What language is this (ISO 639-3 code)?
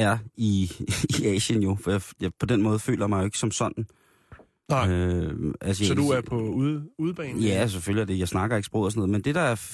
dan